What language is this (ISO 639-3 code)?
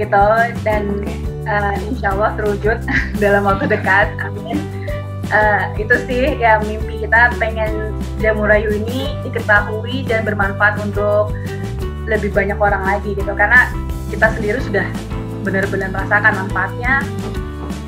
ind